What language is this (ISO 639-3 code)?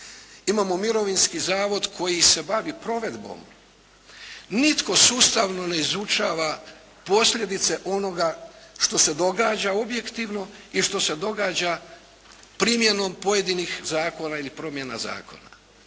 hrv